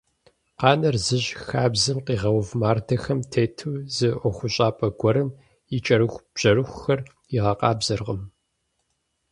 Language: Kabardian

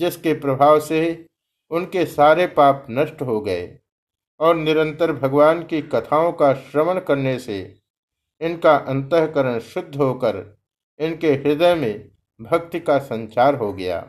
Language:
Hindi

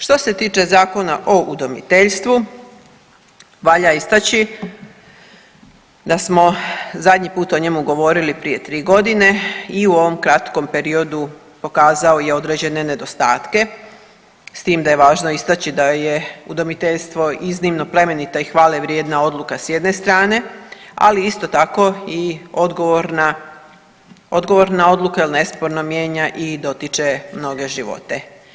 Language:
Croatian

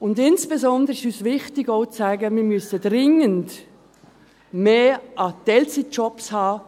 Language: Swiss German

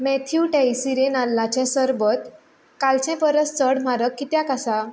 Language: Konkani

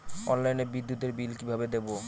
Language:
Bangla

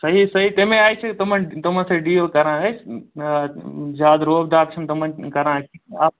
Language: Kashmiri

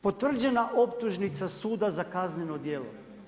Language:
Croatian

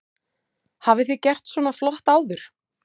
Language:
Icelandic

